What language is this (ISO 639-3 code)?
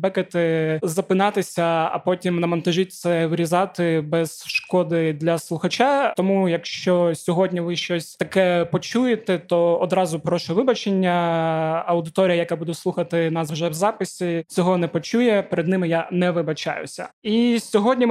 ukr